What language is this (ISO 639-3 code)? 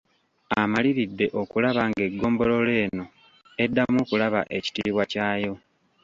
lug